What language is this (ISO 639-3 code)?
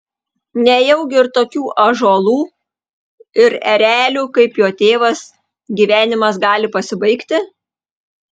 lit